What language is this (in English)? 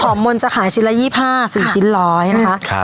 Thai